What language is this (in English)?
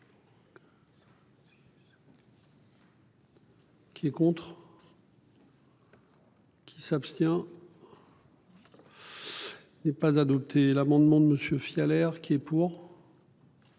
French